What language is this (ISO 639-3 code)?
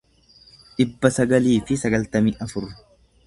orm